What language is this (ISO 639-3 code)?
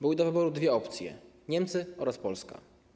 pol